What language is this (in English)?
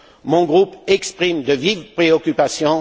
French